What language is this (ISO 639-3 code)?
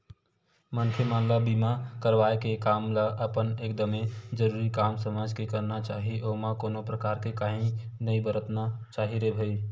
hne